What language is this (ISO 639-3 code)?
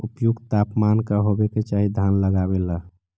mag